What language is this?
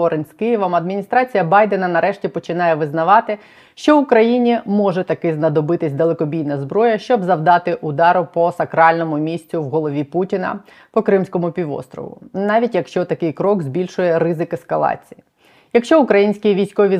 Ukrainian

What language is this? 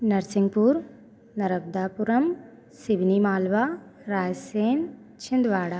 Hindi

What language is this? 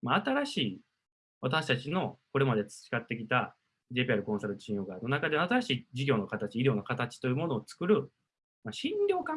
Japanese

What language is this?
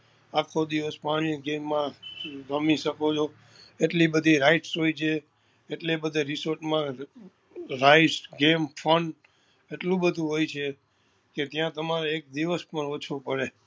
Gujarati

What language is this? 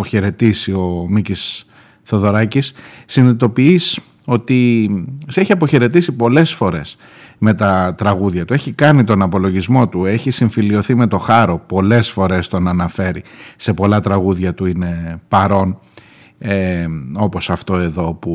Greek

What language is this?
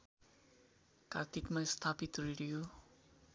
Nepali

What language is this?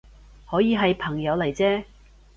Cantonese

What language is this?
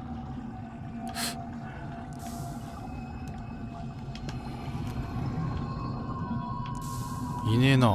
Japanese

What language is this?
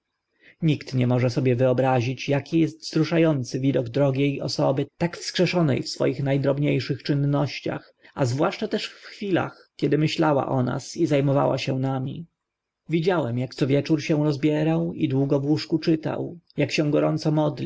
Polish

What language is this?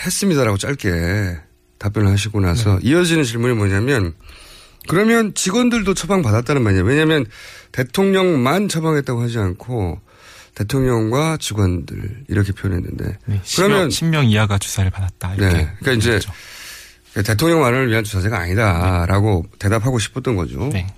Korean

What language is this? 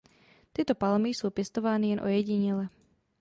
Czech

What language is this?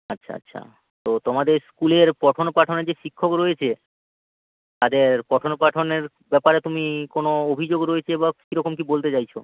Bangla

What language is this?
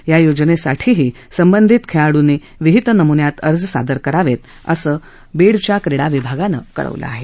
Marathi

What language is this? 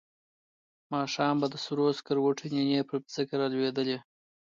Pashto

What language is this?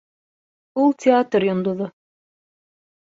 Bashkir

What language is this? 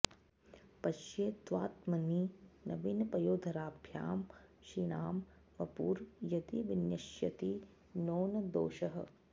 Sanskrit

